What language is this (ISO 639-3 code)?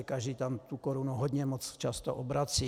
ces